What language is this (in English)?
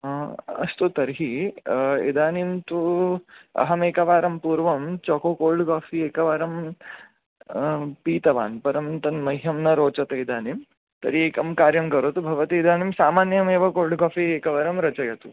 Sanskrit